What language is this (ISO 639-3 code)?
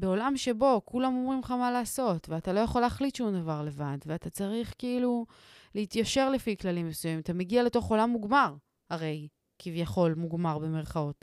heb